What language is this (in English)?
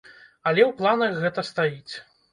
Belarusian